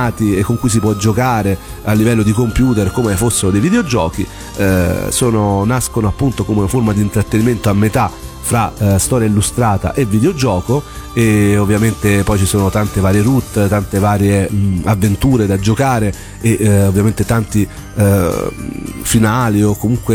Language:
Italian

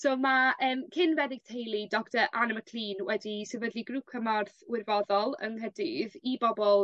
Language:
Welsh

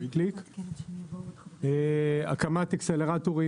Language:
Hebrew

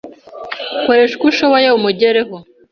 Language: Kinyarwanda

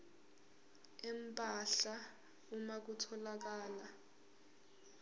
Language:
Zulu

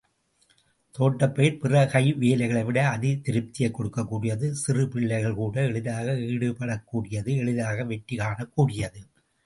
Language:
Tamil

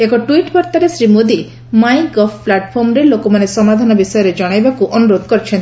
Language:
Odia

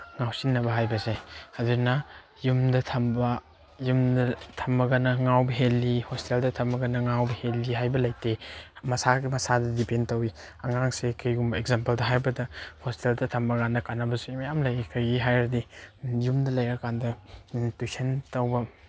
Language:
Manipuri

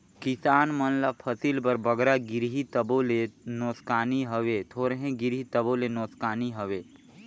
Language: Chhattisgarhi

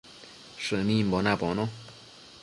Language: Matsés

